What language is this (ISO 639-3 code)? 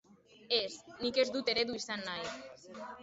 eus